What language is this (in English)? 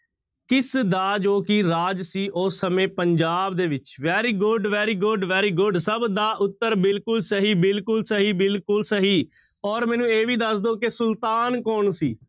Punjabi